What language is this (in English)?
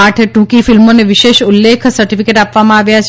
Gujarati